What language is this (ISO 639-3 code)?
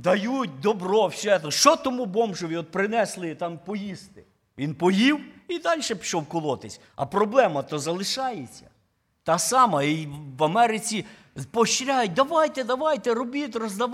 ukr